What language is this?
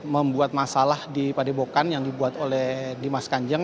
Indonesian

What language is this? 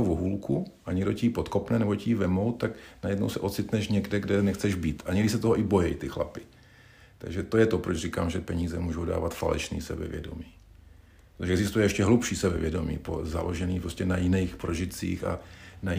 Czech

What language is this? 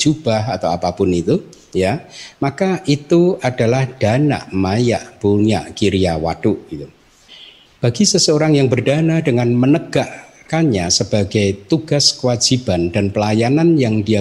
Indonesian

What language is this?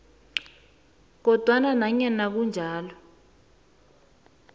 South Ndebele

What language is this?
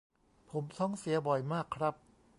Thai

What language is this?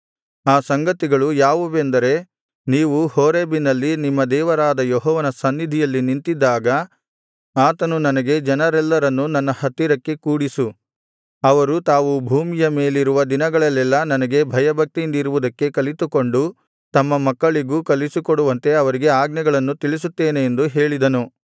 Kannada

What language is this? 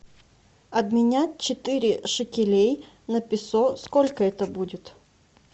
Russian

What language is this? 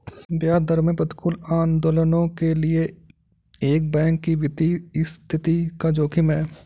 Hindi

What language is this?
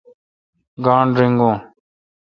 Kalkoti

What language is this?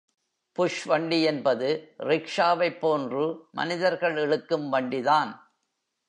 Tamil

